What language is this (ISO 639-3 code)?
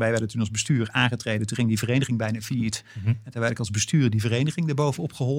nld